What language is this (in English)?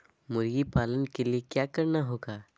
Magahi